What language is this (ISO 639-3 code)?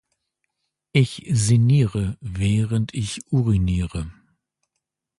deu